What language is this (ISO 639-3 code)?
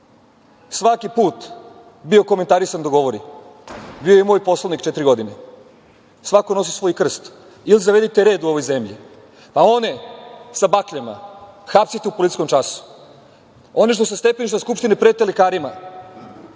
srp